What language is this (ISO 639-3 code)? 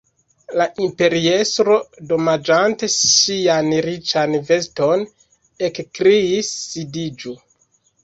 epo